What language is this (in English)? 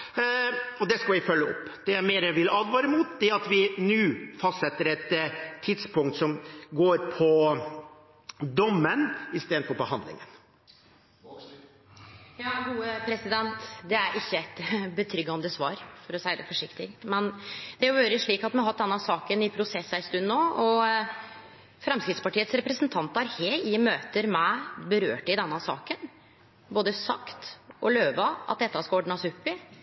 Norwegian